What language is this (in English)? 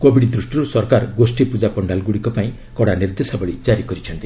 Odia